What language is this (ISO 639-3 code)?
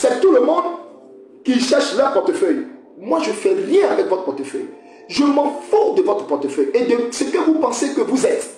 fra